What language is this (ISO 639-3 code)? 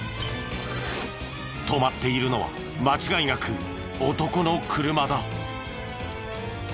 jpn